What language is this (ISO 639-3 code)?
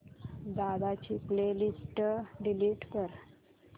mar